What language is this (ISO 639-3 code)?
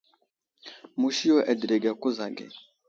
udl